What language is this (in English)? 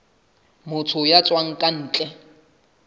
Southern Sotho